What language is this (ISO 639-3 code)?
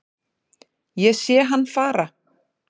isl